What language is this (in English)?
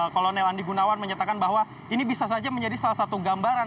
Indonesian